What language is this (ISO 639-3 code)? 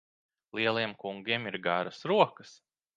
lav